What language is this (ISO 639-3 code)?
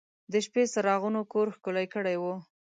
pus